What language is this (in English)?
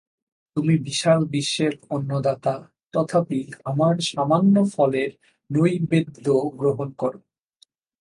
Bangla